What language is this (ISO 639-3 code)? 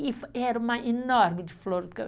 por